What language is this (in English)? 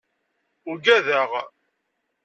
Kabyle